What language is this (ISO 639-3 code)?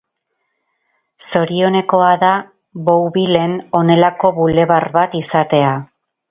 eus